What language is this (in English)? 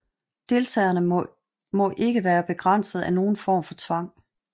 Danish